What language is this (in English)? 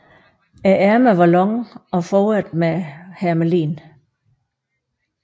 Danish